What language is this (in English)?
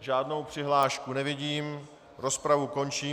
Czech